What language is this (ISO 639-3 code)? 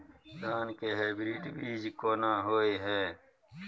mai